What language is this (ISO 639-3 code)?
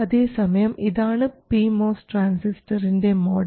mal